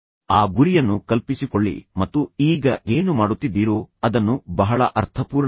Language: Kannada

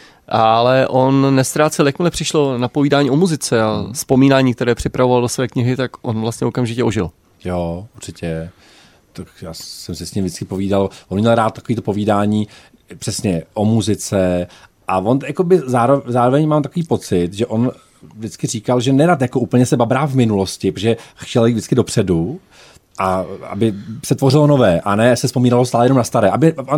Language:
Czech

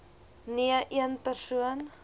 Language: Afrikaans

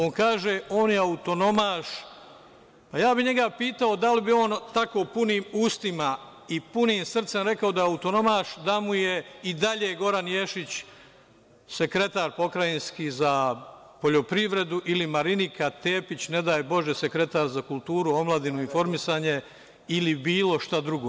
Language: Serbian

